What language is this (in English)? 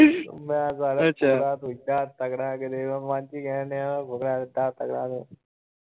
Punjabi